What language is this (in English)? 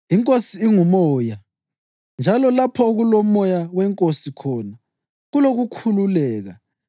North Ndebele